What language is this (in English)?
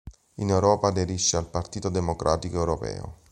Italian